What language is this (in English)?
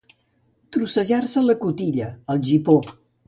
Catalan